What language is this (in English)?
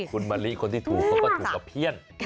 Thai